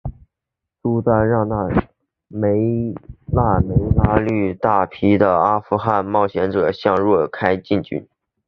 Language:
Chinese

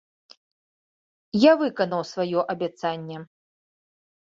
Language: Belarusian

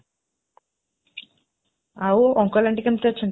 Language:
Odia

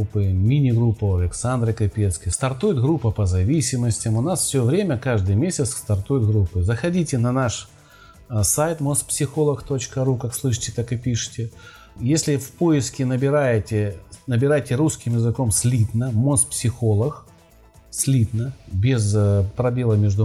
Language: Russian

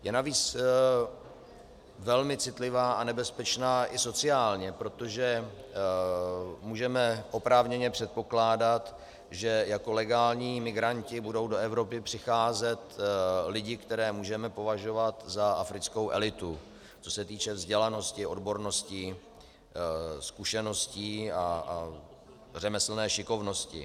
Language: Czech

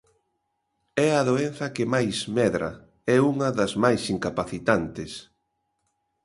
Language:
Galician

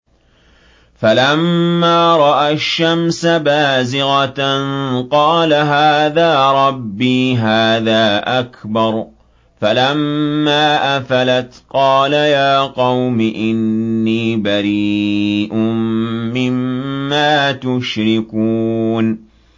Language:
Arabic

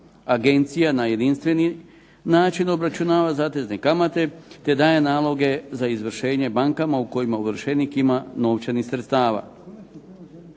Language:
Croatian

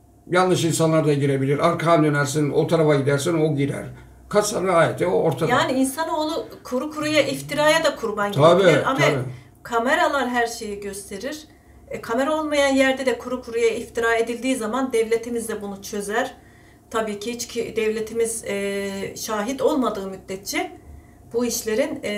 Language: Turkish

